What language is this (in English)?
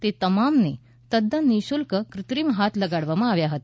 Gujarati